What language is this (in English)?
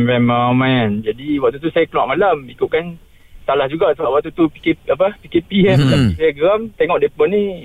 Malay